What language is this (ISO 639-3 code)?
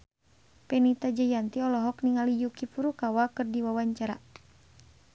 sun